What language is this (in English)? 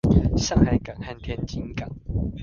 Chinese